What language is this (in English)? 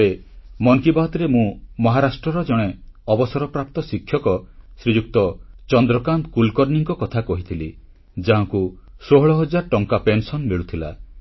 Odia